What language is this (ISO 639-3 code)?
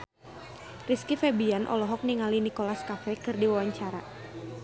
sun